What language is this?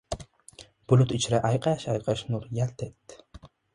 Uzbek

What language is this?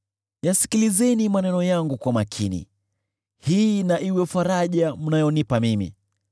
Swahili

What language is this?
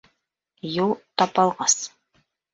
Bashkir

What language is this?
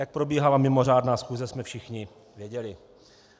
Czech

